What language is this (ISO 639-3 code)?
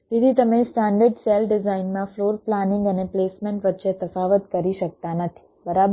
guj